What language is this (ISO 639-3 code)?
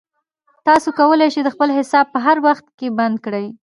pus